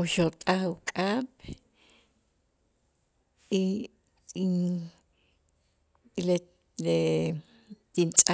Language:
Itzá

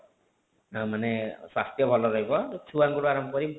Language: Odia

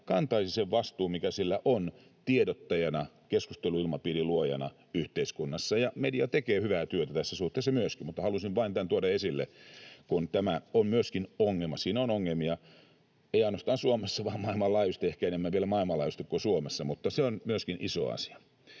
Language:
Finnish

